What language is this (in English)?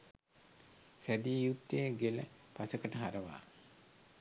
Sinhala